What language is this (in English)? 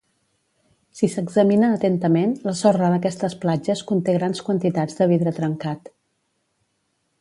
Catalan